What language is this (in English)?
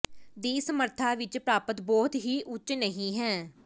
Punjabi